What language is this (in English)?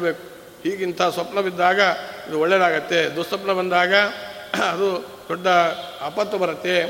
Kannada